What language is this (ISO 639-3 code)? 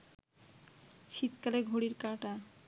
ben